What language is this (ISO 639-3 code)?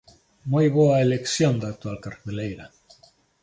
glg